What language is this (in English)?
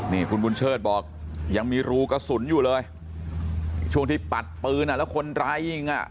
Thai